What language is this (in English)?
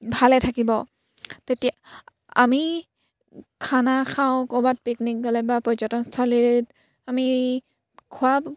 Assamese